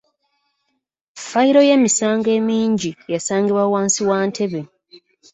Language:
Ganda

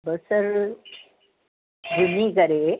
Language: Sindhi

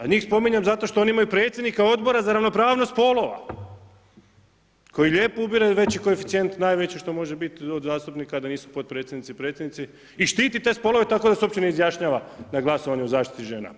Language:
Croatian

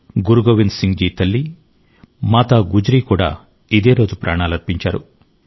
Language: Telugu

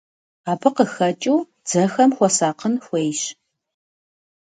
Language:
Kabardian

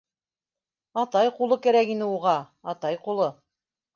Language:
Bashkir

